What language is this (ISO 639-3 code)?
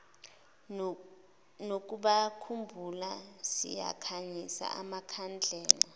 zul